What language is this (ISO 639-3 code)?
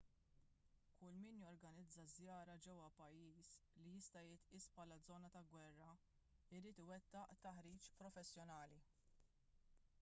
mlt